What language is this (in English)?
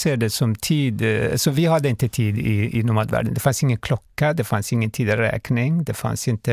Swedish